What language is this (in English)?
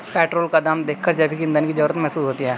Hindi